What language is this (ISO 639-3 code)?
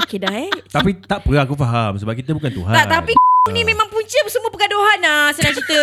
msa